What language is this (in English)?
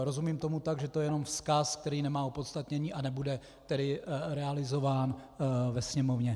Czech